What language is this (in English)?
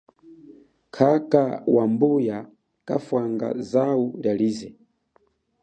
Chokwe